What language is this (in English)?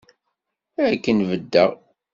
Kabyle